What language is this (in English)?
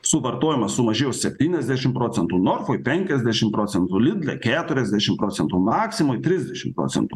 Lithuanian